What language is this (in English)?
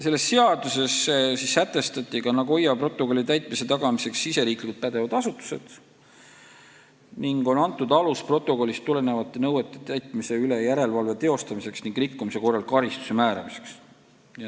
Estonian